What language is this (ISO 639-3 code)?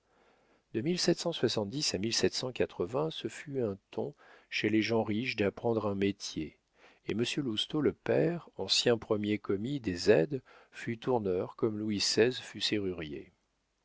fra